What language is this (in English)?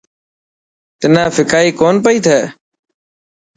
Dhatki